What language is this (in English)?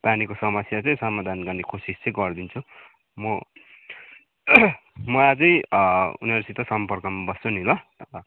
Nepali